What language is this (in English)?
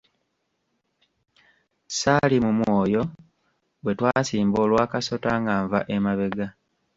Ganda